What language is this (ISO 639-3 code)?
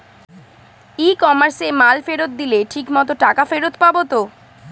ben